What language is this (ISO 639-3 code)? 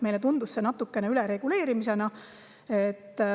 est